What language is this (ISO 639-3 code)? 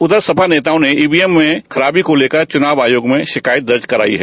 hin